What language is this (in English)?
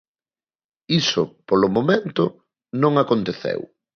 Galician